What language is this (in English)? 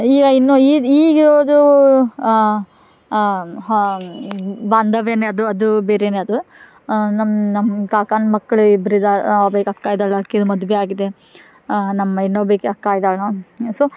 Kannada